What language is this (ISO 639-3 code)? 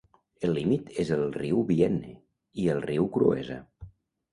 cat